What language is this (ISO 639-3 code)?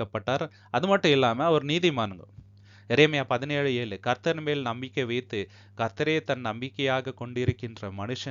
tam